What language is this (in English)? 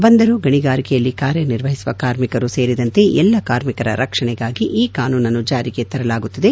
Kannada